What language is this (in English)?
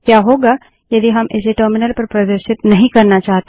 Hindi